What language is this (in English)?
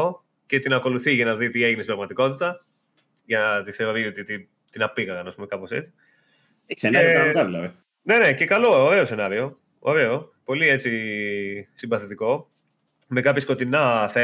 Greek